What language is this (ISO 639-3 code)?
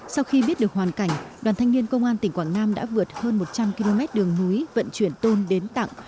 vie